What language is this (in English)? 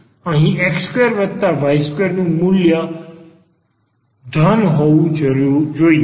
Gujarati